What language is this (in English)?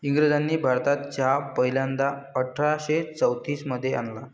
Marathi